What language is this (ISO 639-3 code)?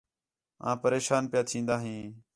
xhe